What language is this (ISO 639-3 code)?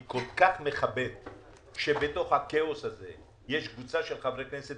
heb